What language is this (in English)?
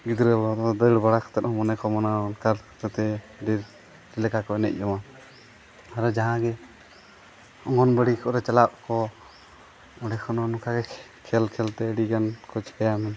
Santali